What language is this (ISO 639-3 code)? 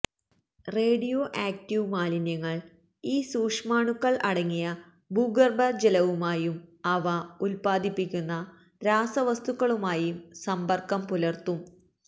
mal